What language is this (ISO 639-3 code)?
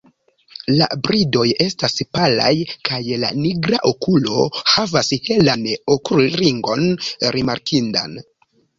epo